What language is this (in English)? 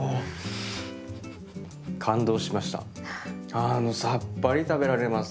Japanese